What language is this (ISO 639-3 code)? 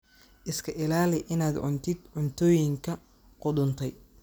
som